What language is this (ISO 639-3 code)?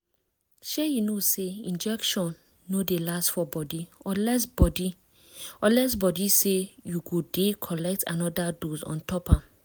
pcm